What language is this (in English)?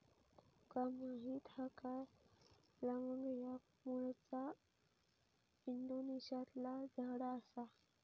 Marathi